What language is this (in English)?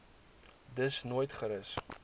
Afrikaans